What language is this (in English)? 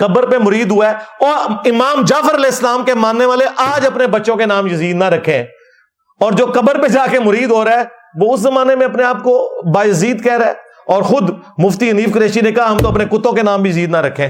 Urdu